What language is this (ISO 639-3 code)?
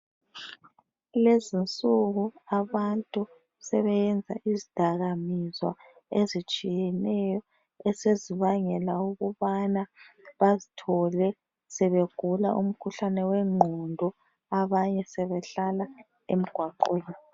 nde